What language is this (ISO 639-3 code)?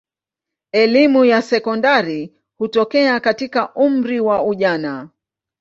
swa